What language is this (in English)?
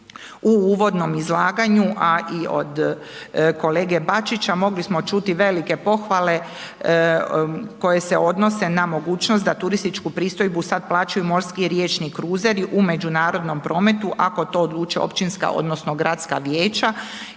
Croatian